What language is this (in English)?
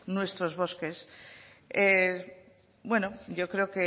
Spanish